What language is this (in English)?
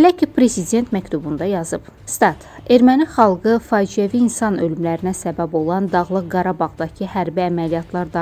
Turkish